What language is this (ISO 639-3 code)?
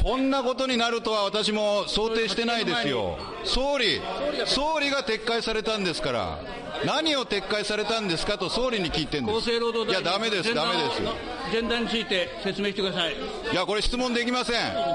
jpn